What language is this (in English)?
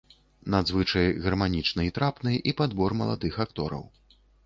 Belarusian